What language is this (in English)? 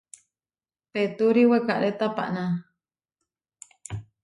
Huarijio